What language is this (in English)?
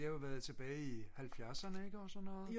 Danish